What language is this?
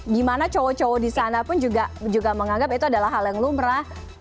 Indonesian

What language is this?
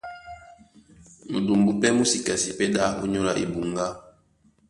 Duala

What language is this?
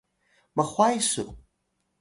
Atayal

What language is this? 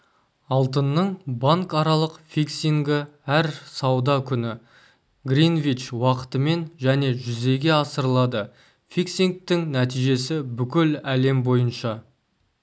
Kazakh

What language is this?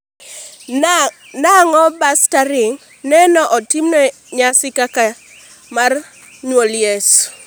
Luo (Kenya and Tanzania)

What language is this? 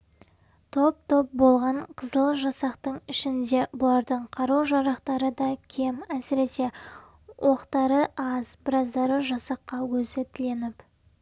Kazakh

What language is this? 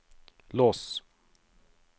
Norwegian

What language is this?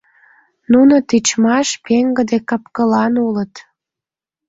Mari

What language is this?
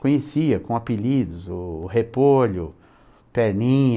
Portuguese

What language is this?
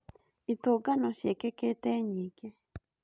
Kikuyu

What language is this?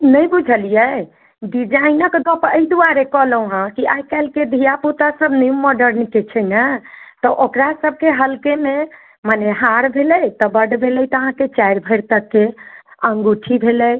Maithili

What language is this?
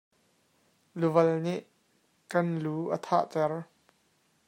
Hakha Chin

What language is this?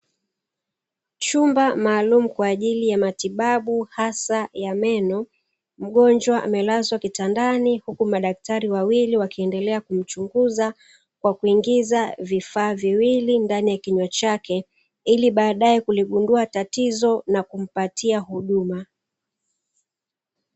Swahili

